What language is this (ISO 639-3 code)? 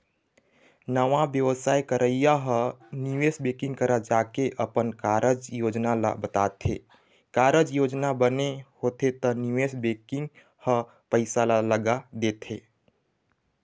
hne